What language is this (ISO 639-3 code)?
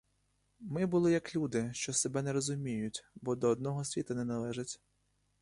ukr